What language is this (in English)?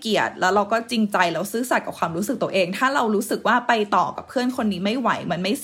Thai